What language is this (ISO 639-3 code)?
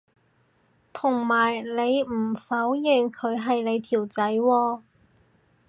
yue